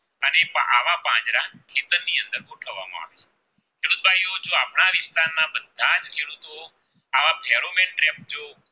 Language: Gujarati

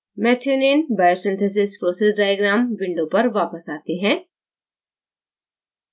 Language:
Hindi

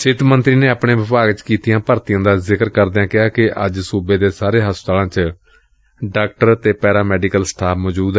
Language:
Punjabi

